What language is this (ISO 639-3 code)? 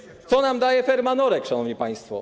pol